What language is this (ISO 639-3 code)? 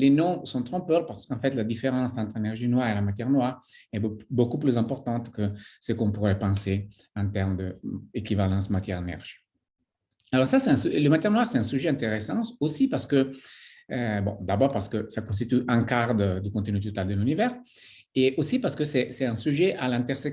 fra